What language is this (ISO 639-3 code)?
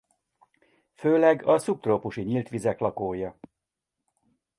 hun